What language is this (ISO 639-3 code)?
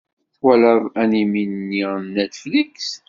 kab